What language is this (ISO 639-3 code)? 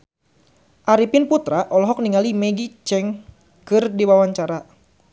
sun